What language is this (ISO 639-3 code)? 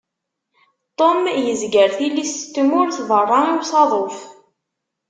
kab